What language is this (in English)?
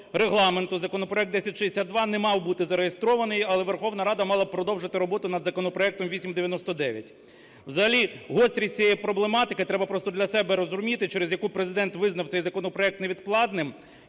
Ukrainian